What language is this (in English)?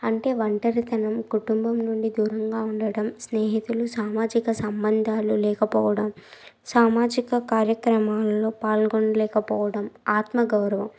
Telugu